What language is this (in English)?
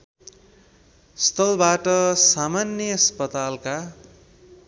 Nepali